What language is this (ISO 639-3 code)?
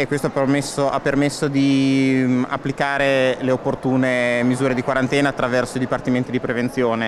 ita